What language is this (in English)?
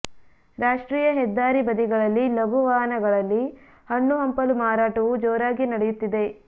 Kannada